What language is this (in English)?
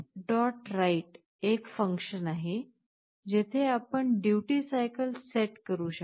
Marathi